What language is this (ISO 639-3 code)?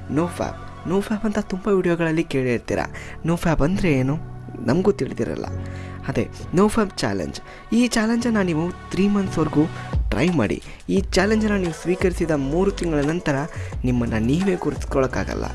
kan